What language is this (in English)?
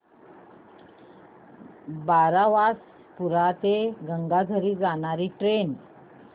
Marathi